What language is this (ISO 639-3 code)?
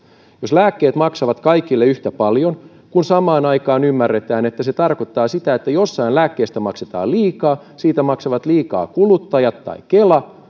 fin